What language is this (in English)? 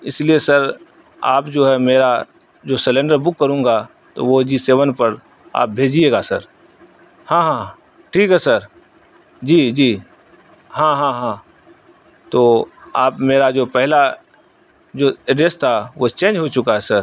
Urdu